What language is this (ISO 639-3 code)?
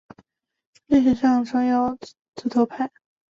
zho